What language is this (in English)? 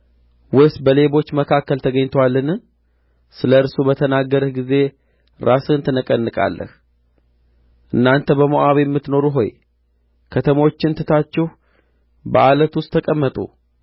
Amharic